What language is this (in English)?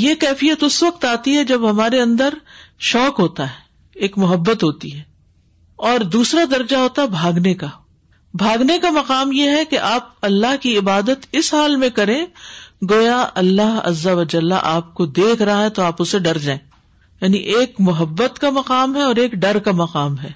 Urdu